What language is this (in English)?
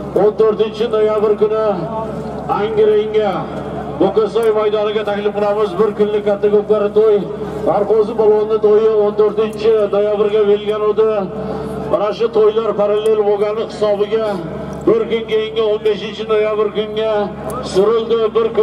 Turkish